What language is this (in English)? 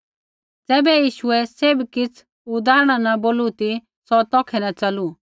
Kullu Pahari